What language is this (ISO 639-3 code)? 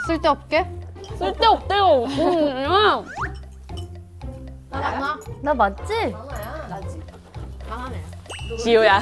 kor